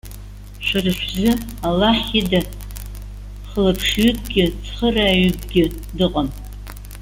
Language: Abkhazian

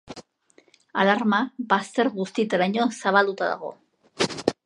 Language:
Basque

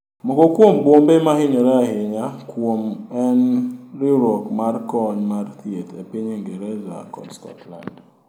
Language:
Luo (Kenya and Tanzania)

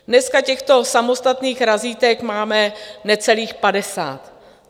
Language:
Czech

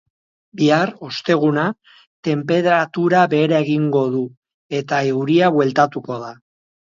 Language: Basque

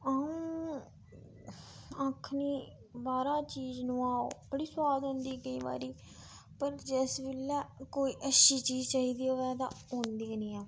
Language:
Dogri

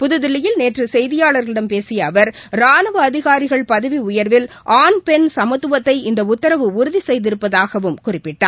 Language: Tamil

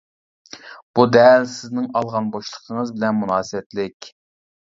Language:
Uyghur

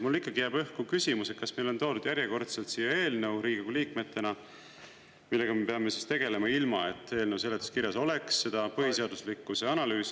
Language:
Estonian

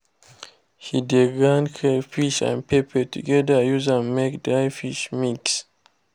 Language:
Nigerian Pidgin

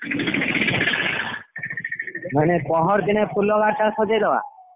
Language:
Odia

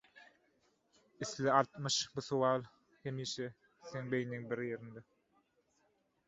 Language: Turkmen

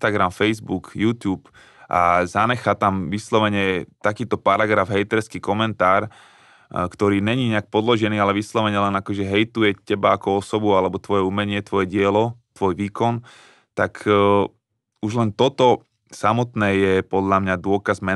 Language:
Slovak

